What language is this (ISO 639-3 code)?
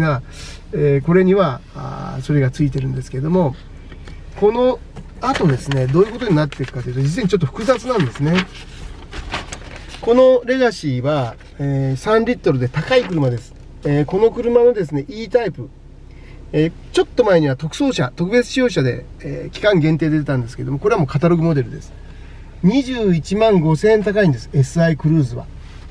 jpn